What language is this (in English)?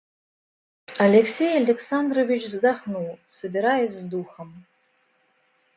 Russian